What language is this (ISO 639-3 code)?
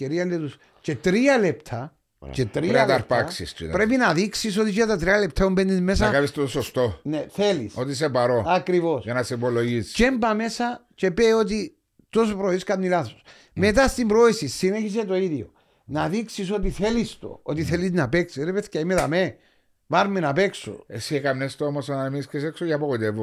ell